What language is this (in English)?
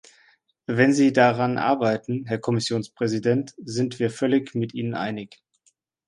German